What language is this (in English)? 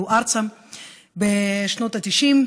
Hebrew